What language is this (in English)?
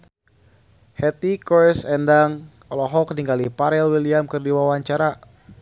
Sundanese